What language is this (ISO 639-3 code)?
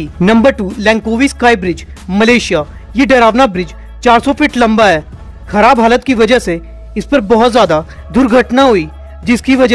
hin